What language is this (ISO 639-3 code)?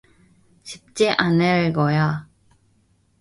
kor